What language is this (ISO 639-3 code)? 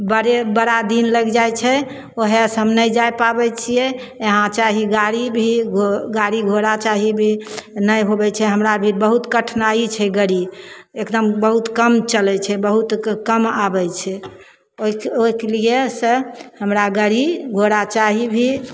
mai